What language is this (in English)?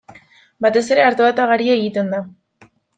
Basque